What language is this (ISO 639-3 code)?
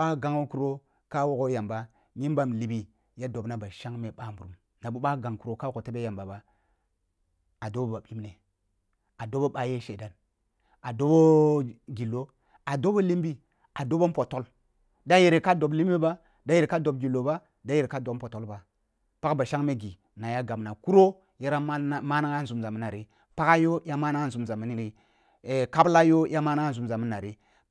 bbu